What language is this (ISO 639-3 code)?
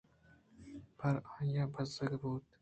bgp